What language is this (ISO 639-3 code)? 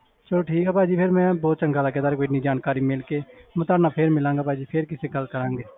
pan